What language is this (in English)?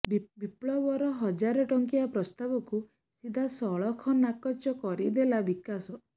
Odia